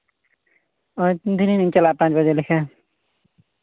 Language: Santali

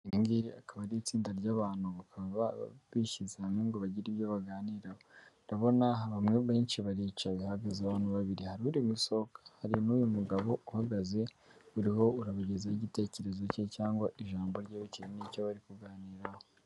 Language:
Kinyarwanda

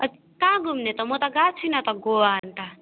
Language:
Nepali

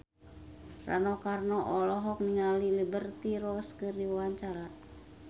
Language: Sundanese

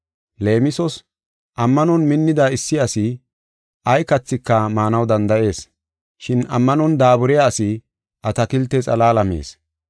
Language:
Gofa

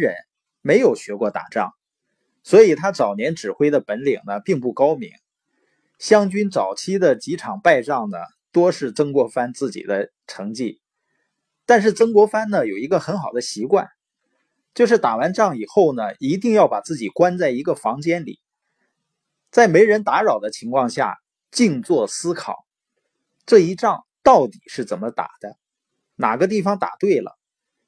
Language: Chinese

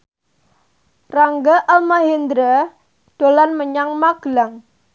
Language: Javanese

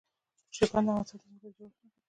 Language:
Pashto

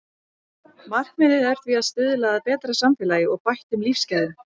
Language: Icelandic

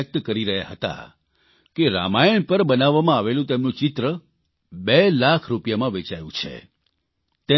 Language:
Gujarati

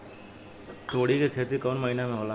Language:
Bhojpuri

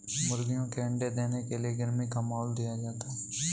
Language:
Hindi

